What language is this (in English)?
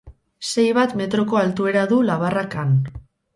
Basque